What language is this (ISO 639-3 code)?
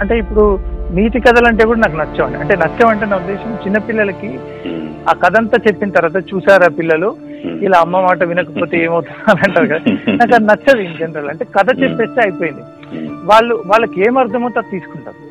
tel